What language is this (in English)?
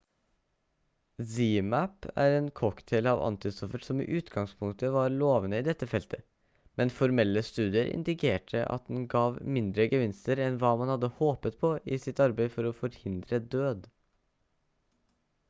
Norwegian Bokmål